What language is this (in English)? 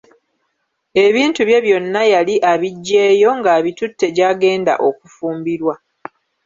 Ganda